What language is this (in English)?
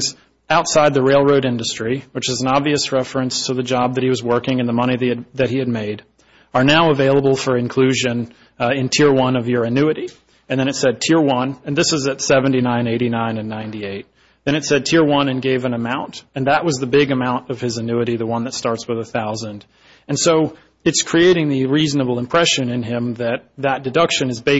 English